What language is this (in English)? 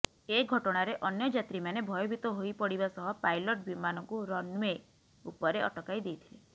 Odia